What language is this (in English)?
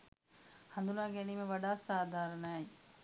Sinhala